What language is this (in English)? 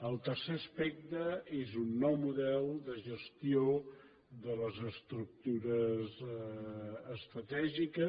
Catalan